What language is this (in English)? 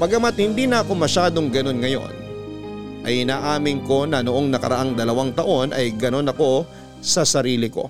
Filipino